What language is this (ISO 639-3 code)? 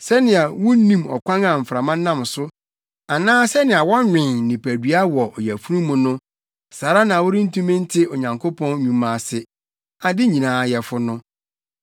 aka